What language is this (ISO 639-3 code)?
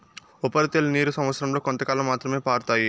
tel